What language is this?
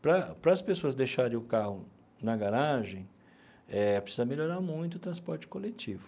Portuguese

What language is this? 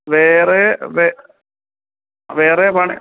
Malayalam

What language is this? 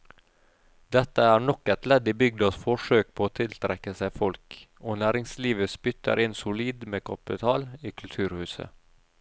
Norwegian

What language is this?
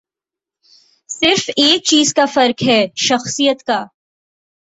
Urdu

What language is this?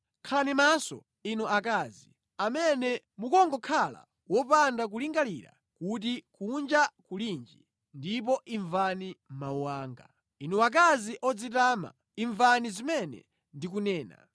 Nyanja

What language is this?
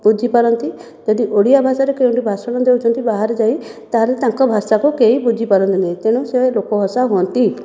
Odia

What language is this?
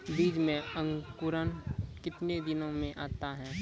Maithili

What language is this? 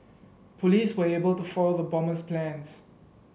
English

